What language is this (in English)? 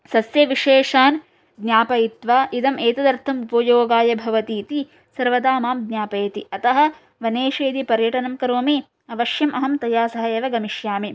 Sanskrit